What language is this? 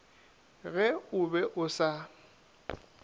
Northern Sotho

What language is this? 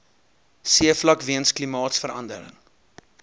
Afrikaans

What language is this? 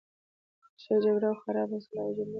Pashto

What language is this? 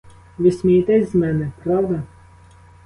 Ukrainian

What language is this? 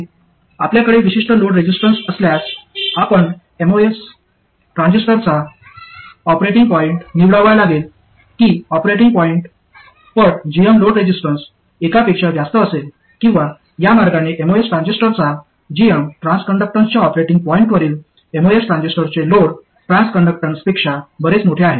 Marathi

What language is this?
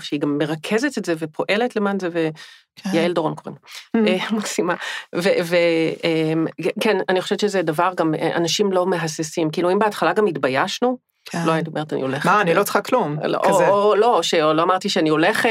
Hebrew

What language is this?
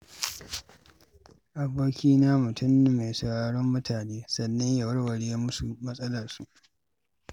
Hausa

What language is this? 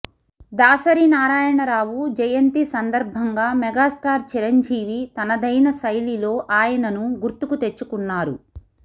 Telugu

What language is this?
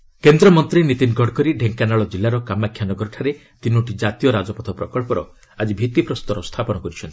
Odia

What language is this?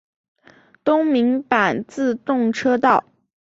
Chinese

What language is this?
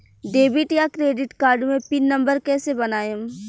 Bhojpuri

